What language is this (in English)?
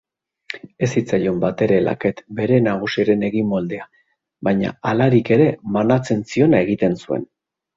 Basque